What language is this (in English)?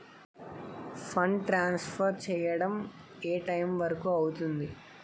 Telugu